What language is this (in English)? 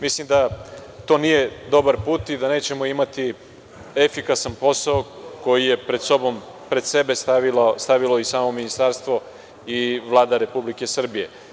Serbian